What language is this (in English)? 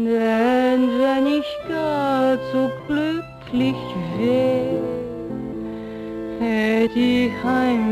Danish